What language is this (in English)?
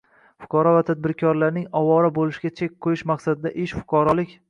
Uzbek